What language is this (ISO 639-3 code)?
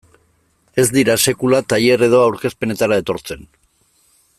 eus